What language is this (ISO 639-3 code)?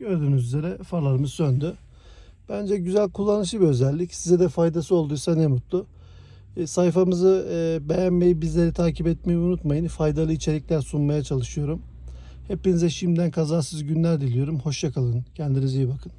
tur